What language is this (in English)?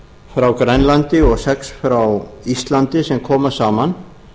Icelandic